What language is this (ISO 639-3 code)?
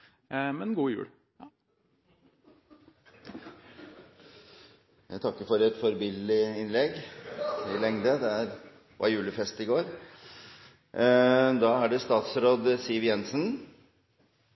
nor